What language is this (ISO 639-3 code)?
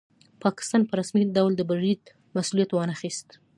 pus